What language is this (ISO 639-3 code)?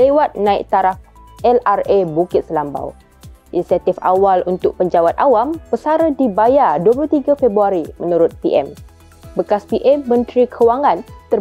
msa